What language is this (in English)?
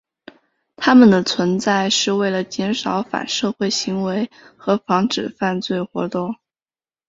Chinese